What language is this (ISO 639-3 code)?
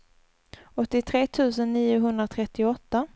swe